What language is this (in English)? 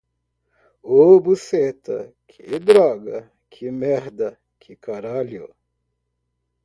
Portuguese